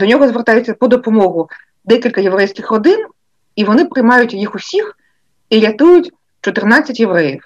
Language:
Ukrainian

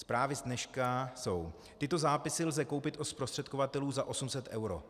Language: Czech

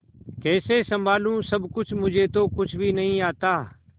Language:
Hindi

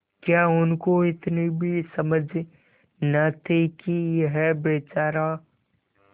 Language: Hindi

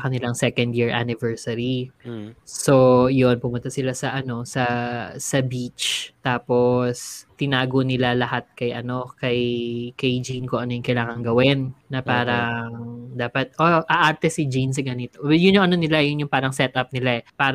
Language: Filipino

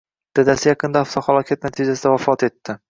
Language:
Uzbek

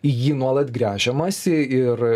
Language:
Lithuanian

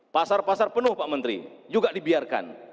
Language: Indonesian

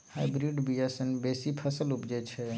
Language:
Maithili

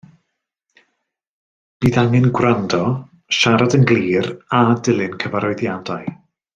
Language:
Welsh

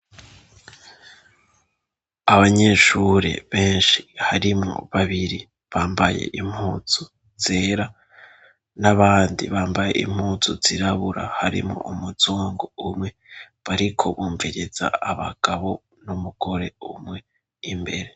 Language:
Rundi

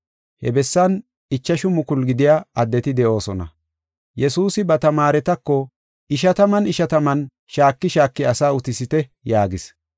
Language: Gofa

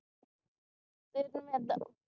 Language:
Punjabi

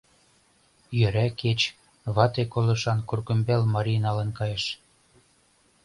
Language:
Mari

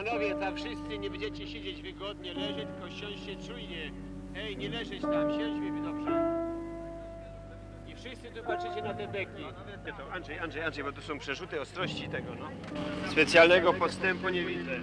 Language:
Polish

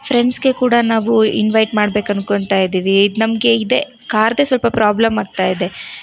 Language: Kannada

